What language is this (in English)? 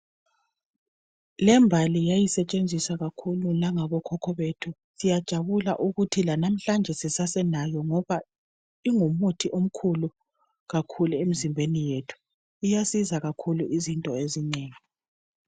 North Ndebele